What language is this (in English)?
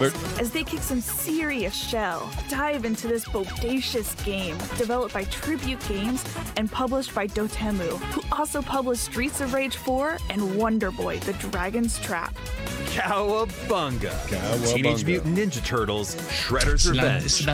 French